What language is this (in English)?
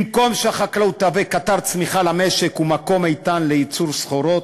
Hebrew